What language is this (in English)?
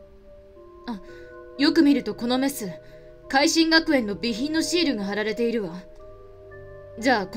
Japanese